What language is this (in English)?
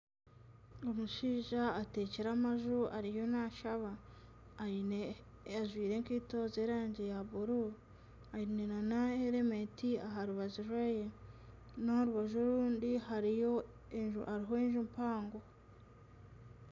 Nyankole